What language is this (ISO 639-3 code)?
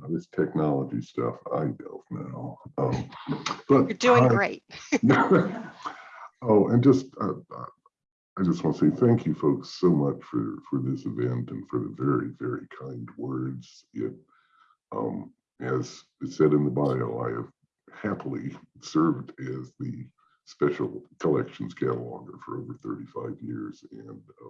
eng